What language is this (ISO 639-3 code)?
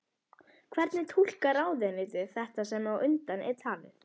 isl